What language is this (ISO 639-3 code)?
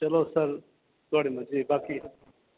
doi